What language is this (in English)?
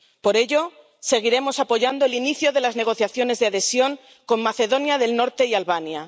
Spanish